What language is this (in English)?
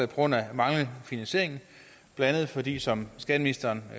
Danish